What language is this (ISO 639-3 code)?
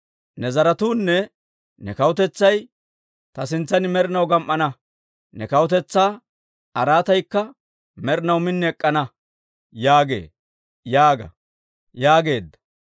dwr